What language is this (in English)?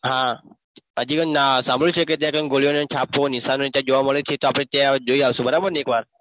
Gujarati